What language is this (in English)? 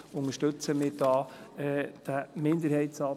Swiss German